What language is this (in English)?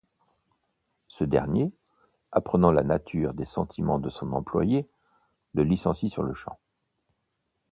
French